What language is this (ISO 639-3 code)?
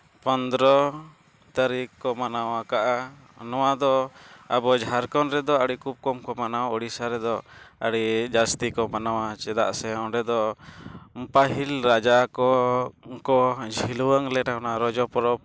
sat